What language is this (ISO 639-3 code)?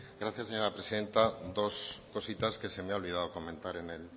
spa